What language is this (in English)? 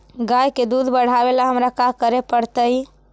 Magahi